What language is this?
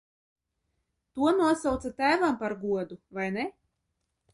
Latvian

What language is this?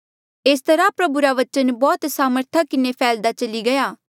Mandeali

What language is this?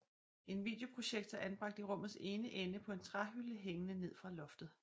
Danish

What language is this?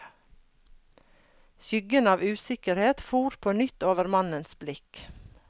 Norwegian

